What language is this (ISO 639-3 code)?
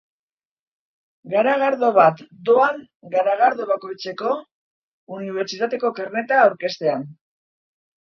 eus